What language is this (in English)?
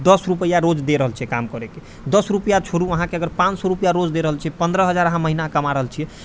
Maithili